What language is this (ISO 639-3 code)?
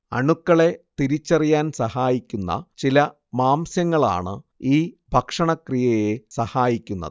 mal